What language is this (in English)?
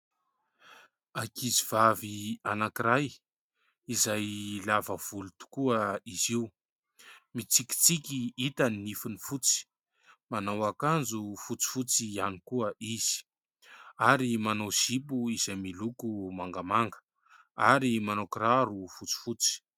Malagasy